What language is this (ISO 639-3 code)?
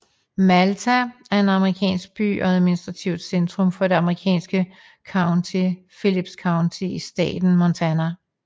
dan